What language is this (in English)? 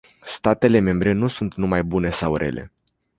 Romanian